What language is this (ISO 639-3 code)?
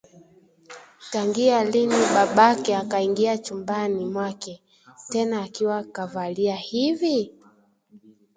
swa